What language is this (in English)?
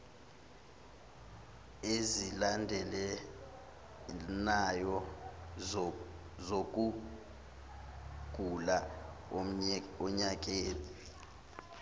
Zulu